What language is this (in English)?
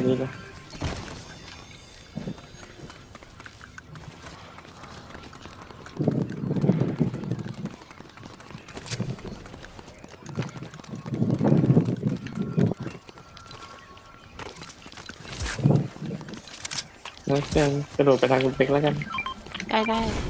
Thai